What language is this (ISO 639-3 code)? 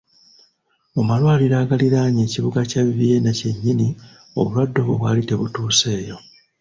lug